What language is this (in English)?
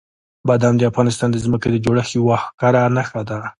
Pashto